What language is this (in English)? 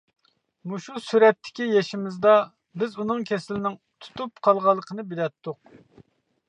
Uyghur